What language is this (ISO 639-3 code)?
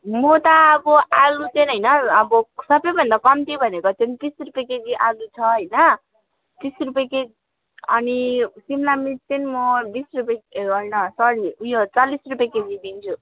nep